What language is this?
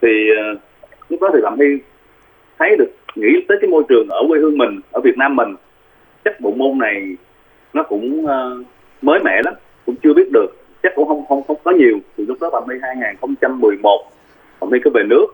Vietnamese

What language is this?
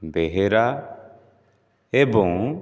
Odia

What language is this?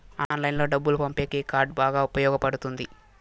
Telugu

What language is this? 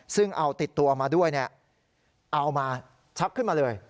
Thai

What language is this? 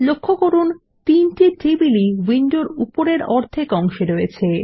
Bangla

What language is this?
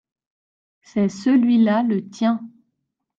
French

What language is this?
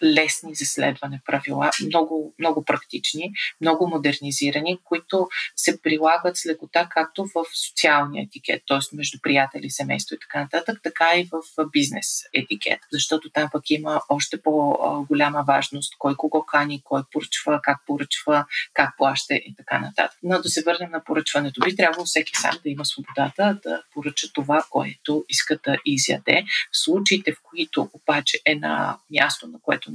Bulgarian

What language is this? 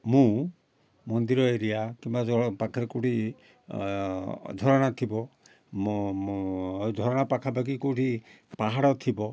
Odia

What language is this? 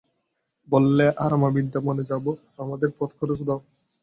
Bangla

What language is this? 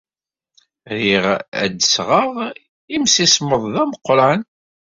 Kabyle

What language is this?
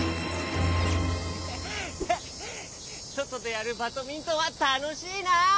Japanese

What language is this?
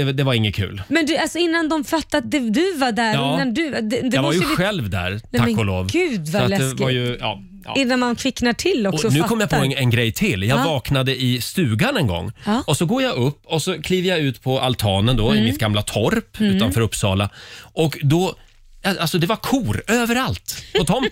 Swedish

